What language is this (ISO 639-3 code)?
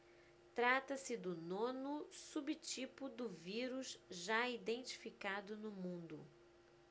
por